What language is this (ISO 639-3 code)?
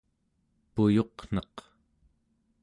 esu